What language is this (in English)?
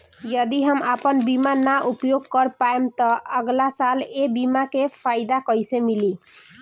Bhojpuri